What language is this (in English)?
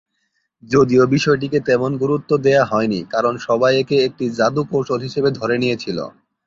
Bangla